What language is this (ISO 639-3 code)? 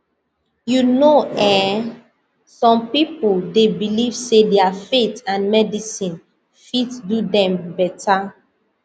pcm